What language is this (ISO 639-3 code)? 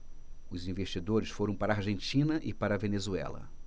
por